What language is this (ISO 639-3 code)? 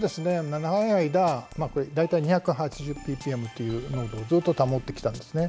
jpn